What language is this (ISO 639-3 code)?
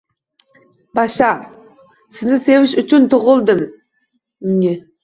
uzb